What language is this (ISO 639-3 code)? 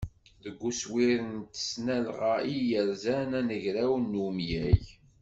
kab